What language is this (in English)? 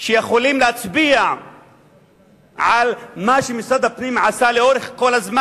Hebrew